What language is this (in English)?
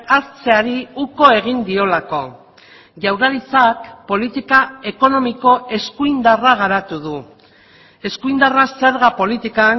Basque